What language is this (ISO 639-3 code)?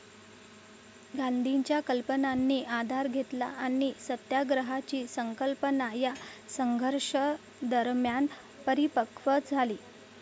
mar